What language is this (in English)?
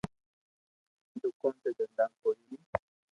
Loarki